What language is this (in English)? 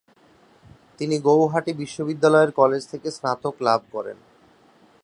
Bangla